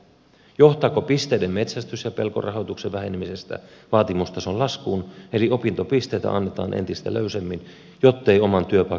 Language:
Finnish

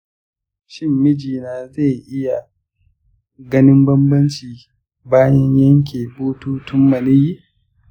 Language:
Hausa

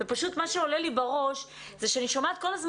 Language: Hebrew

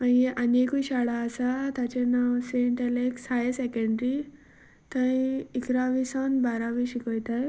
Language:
Konkani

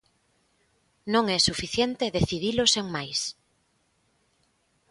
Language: Galician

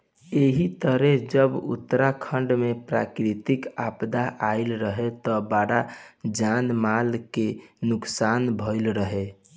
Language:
Bhojpuri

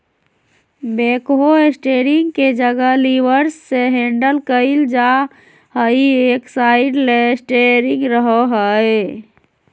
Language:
Magahi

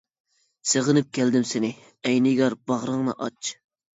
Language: Uyghur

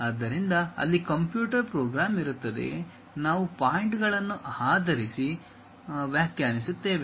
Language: Kannada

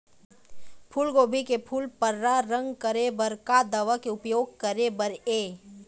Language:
Chhattisgarhi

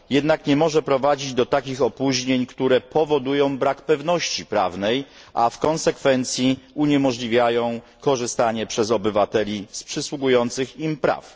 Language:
Polish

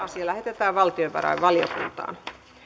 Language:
Finnish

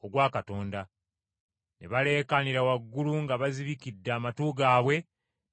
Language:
Ganda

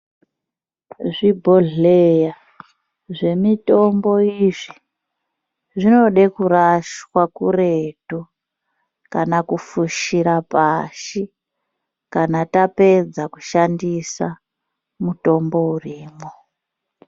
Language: Ndau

